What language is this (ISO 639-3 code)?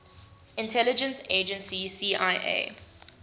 eng